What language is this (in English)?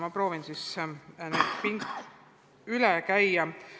Estonian